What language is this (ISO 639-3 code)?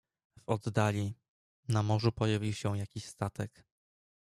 pol